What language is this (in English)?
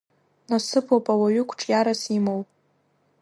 Abkhazian